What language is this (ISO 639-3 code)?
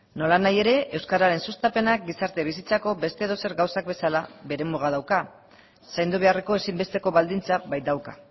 eus